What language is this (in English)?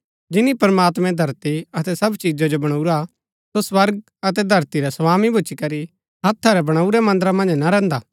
Gaddi